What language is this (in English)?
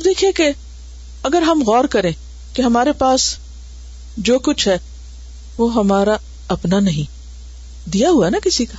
Urdu